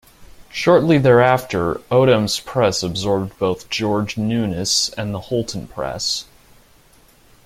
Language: English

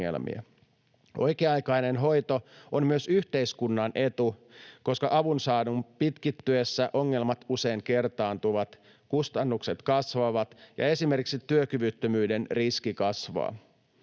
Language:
Finnish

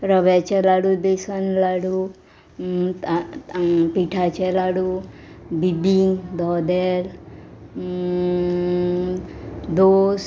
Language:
Konkani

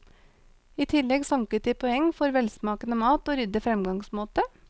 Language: Norwegian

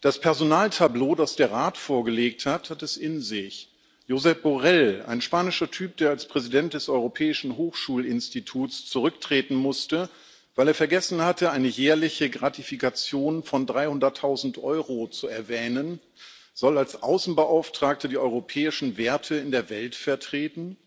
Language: German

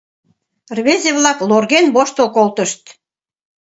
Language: Mari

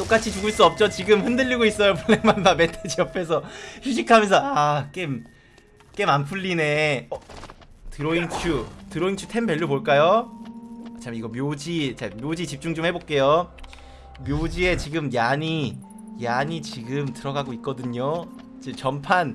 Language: Korean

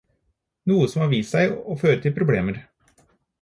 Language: Norwegian Bokmål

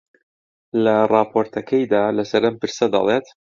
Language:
Central Kurdish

